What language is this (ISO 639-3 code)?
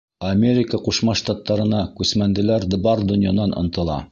bak